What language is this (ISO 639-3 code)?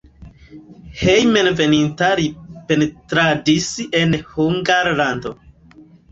epo